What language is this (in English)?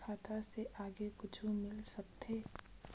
Chhattisgarhi